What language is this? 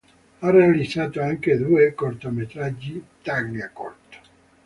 Italian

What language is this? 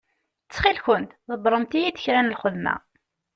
Kabyle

